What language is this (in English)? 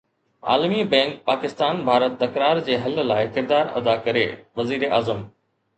Sindhi